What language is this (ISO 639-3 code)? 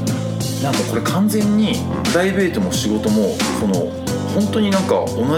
jpn